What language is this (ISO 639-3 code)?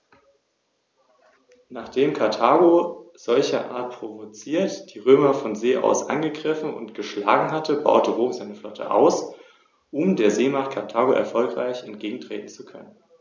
deu